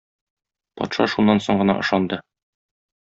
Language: Tatar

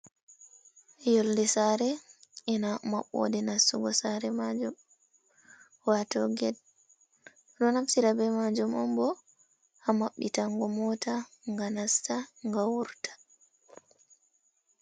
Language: Fula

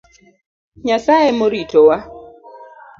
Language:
Luo (Kenya and Tanzania)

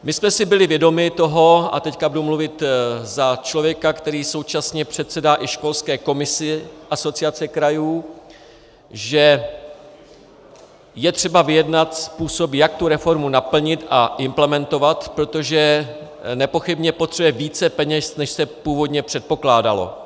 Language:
Czech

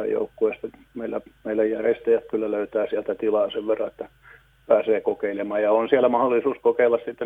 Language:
Finnish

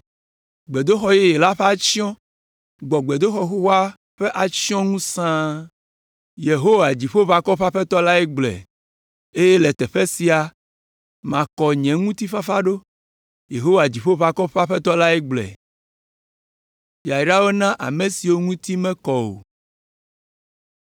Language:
Ewe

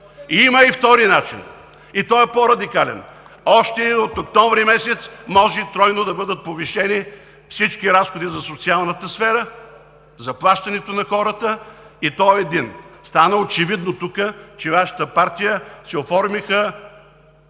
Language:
Bulgarian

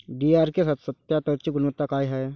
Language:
Marathi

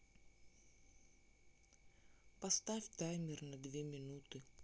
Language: Russian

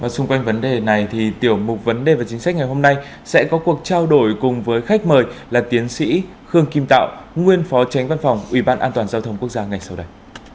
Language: Vietnamese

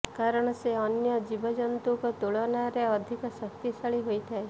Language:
Odia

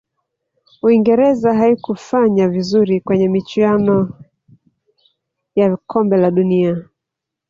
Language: Swahili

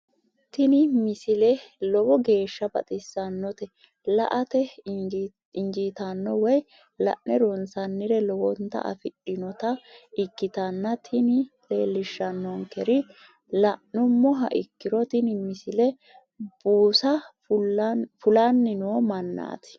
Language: Sidamo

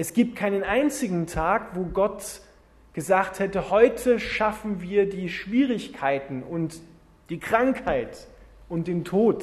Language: German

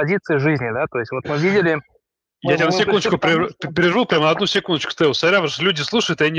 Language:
Russian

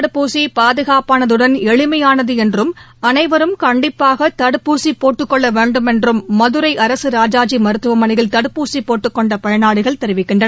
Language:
Tamil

